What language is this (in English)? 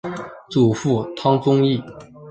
Chinese